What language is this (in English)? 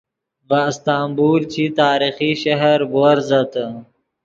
Yidgha